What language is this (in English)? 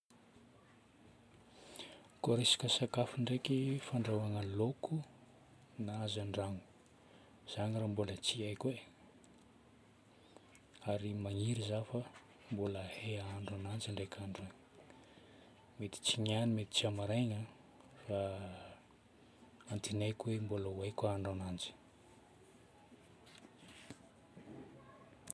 Northern Betsimisaraka Malagasy